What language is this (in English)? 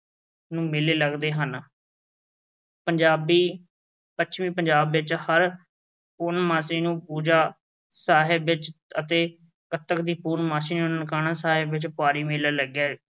Punjabi